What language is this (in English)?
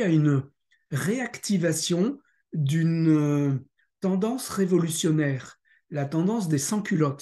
French